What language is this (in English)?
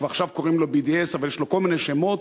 Hebrew